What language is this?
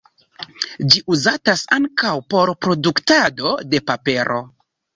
Esperanto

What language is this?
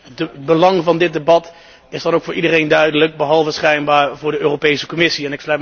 Dutch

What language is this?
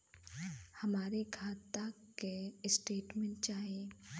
Bhojpuri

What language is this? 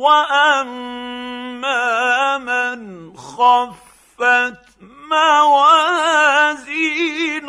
Arabic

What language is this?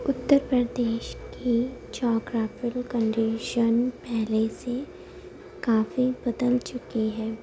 Urdu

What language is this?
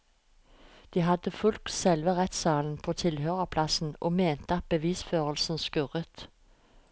Norwegian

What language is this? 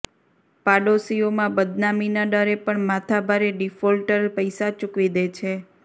Gujarati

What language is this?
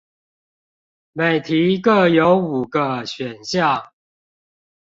Chinese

